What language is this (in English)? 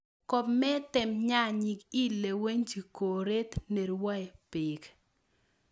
Kalenjin